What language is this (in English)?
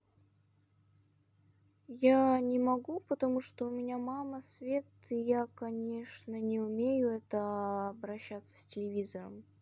Russian